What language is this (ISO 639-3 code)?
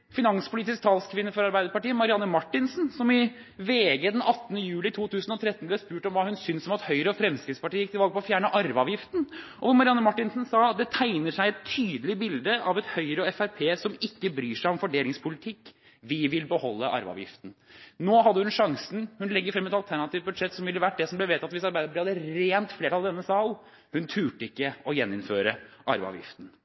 nob